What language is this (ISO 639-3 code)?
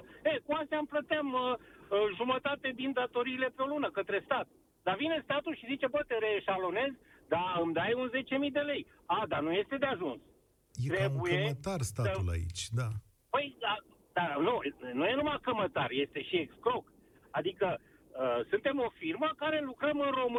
ron